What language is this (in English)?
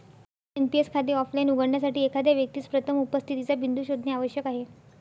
Marathi